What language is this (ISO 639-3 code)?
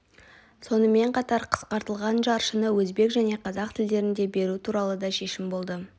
kaz